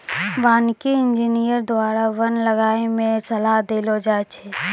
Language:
Maithili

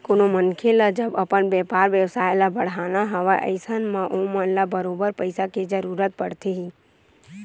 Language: Chhattisgarhi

